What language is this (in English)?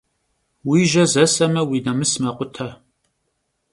Kabardian